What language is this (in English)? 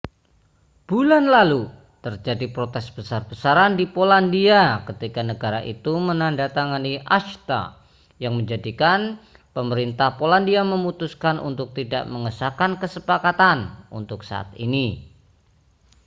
Indonesian